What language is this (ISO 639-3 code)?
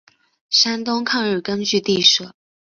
zho